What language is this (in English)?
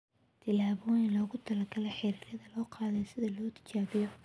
Somali